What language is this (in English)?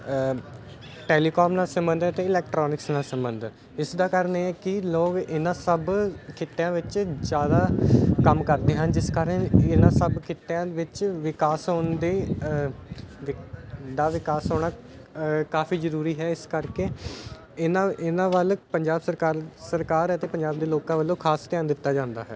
Punjabi